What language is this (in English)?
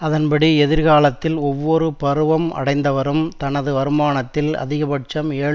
Tamil